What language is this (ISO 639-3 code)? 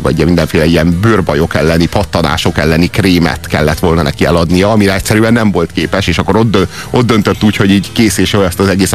hun